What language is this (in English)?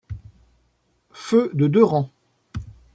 French